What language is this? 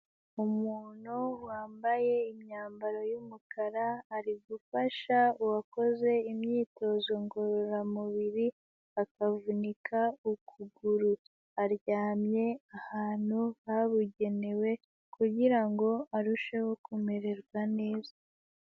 Kinyarwanda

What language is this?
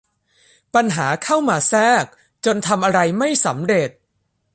Thai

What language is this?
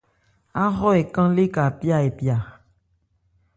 Ebrié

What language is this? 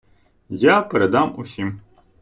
Ukrainian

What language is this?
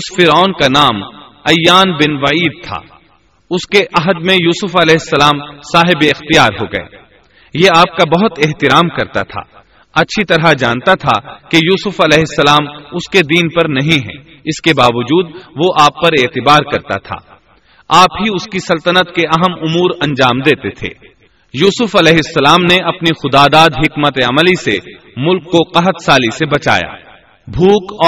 Urdu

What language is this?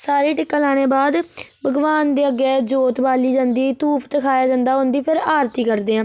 Dogri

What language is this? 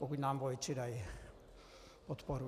Czech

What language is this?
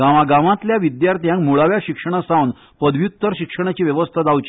Konkani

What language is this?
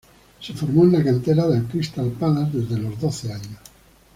Spanish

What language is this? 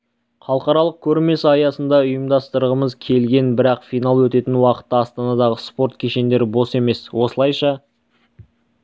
Kazakh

